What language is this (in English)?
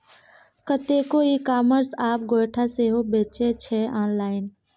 Maithili